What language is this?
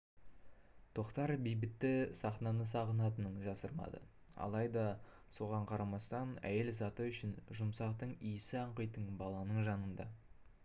Kazakh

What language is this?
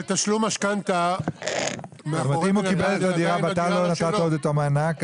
Hebrew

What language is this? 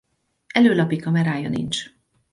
Hungarian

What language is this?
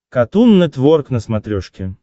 Russian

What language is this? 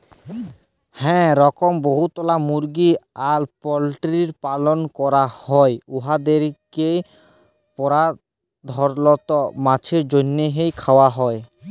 Bangla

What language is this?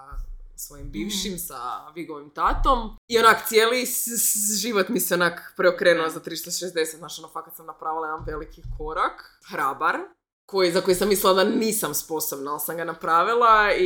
Croatian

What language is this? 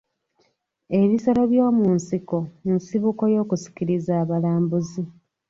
Ganda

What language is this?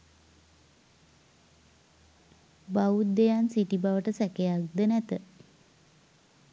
Sinhala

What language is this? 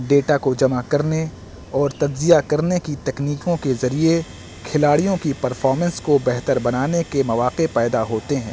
Urdu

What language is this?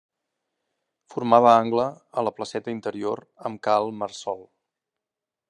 Catalan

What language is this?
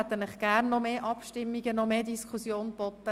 Swiss German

